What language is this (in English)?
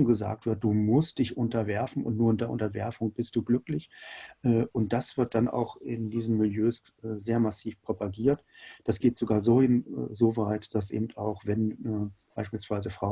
German